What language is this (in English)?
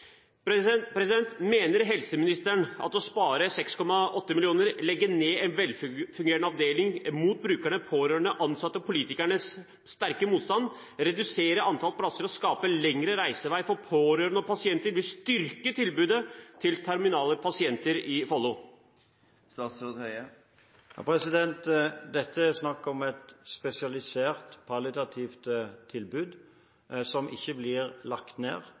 Norwegian Bokmål